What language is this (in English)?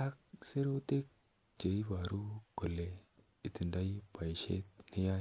Kalenjin